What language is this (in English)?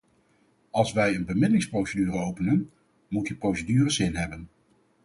Dutch